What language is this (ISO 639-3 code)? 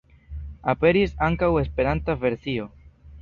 epo